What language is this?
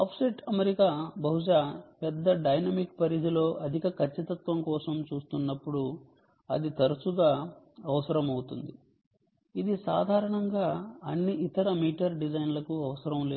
Telugu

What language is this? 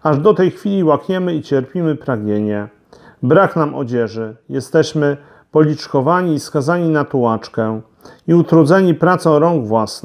Polish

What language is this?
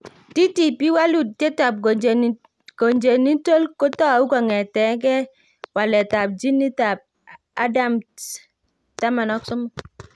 Kalenjin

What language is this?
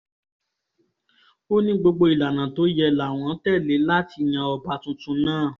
Yoruba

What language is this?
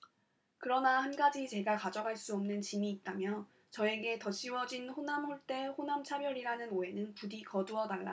Korean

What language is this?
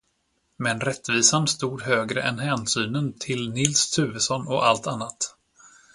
Swedish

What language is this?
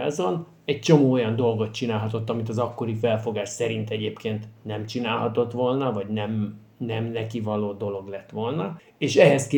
Hungarian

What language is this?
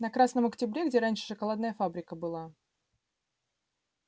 Russian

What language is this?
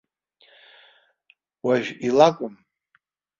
Abkhazian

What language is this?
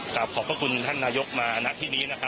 Thai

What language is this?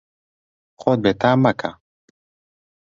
Central Kurdish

